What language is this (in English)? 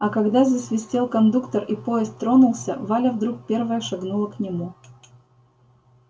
Russian